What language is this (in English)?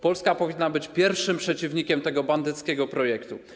Polish